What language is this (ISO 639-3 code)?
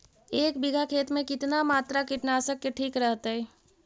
mag